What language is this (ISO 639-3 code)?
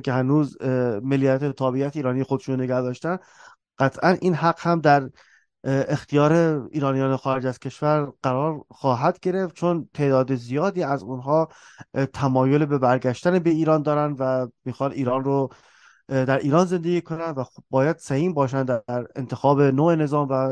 fas